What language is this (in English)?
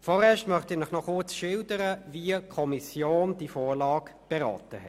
Swiss German